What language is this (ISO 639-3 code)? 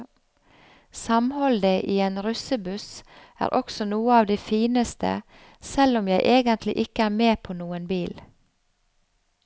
nor